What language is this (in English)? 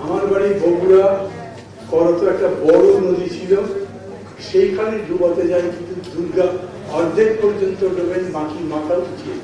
Turkish